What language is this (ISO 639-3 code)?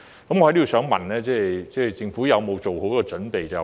yue